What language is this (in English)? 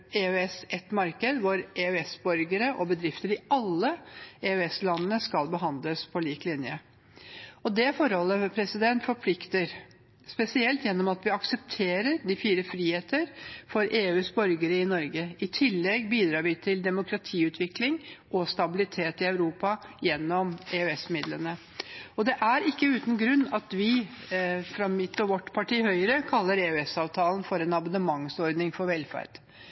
Norwegian Bokmål